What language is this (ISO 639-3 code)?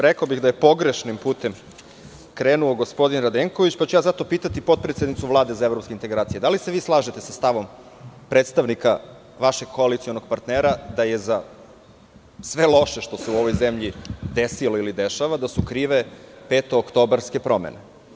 srp